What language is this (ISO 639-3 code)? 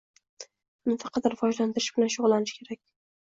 uzb